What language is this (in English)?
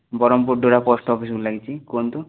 Odia